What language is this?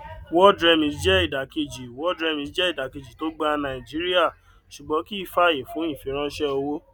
Yoruba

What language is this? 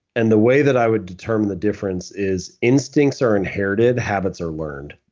English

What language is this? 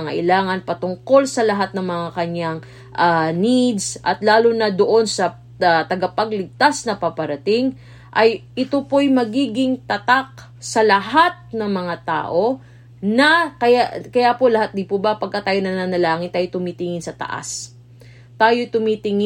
Filipino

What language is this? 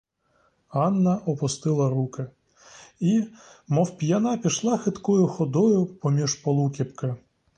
Ukrainian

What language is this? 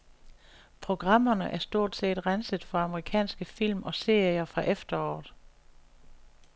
Danish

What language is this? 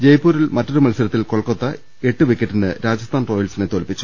Malayalam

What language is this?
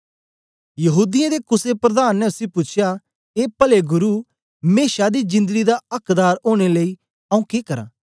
Dogri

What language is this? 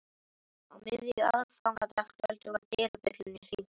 Icelandic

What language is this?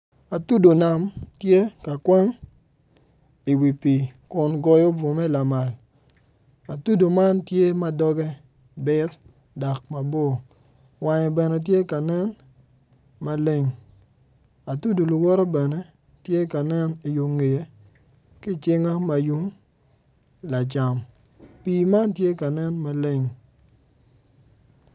Acoli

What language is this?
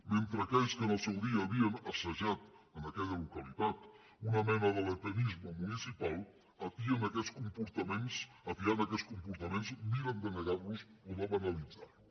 Catalan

